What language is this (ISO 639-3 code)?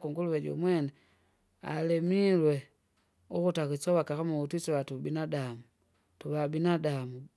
zga